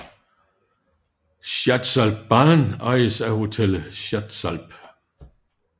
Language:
Danish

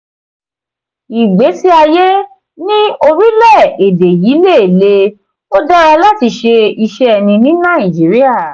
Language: Yoruba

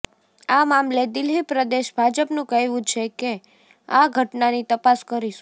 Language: Gujarati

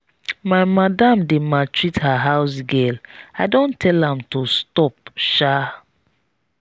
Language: Nigerian Pidgin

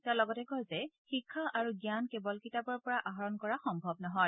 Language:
Assamese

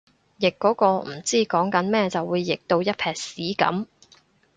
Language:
Cantonese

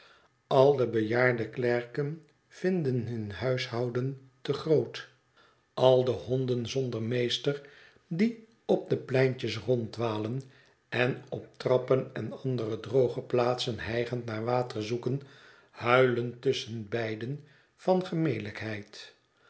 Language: Dutch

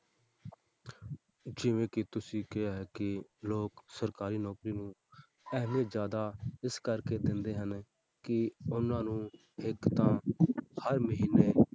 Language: Punjabi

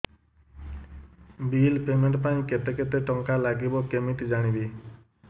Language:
Odia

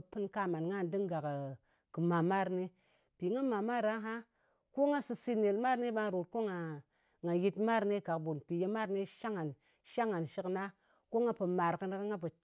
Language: Ngas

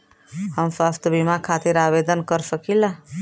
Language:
Bhojpuri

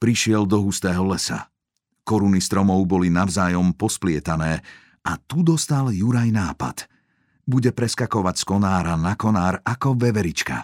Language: Slovak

